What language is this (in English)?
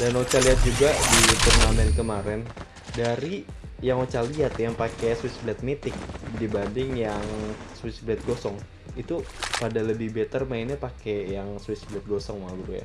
Indonesian